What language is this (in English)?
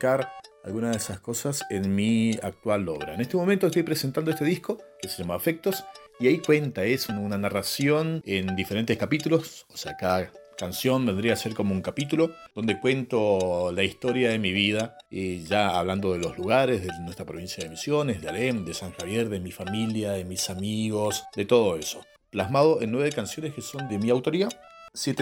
Spanish